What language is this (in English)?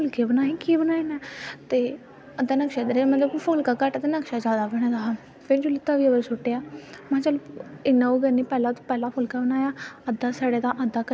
Dogri